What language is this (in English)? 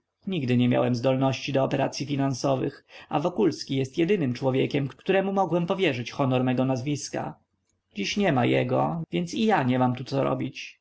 Polish